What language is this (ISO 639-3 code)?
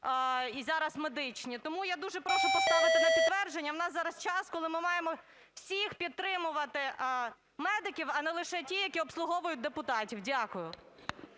ukr